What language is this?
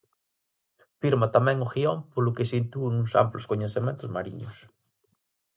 Galician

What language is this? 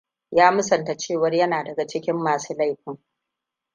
Hausa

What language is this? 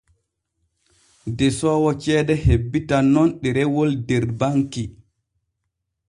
Borgu Fulfulde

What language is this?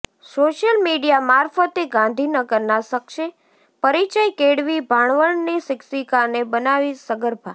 Gujarati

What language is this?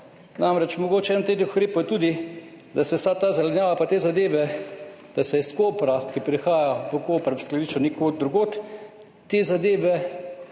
Slovenian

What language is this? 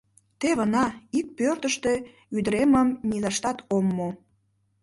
Mari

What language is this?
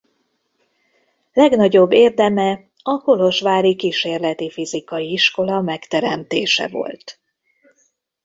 Hungarian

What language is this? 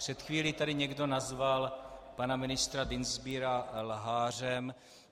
Czech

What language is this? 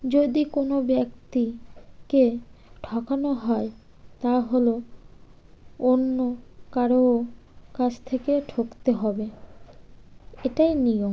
Bangla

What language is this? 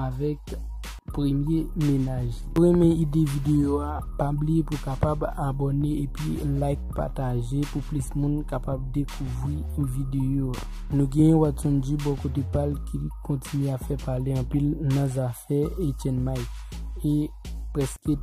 French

